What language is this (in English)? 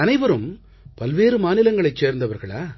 Tamil